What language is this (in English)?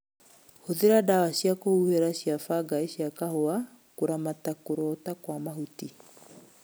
Kikuyu